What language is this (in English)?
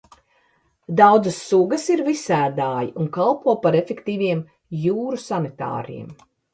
Latvian